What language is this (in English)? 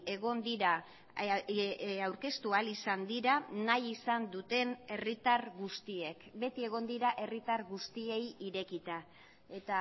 Basque